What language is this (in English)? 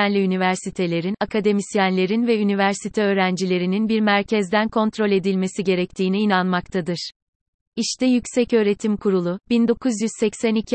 Turkish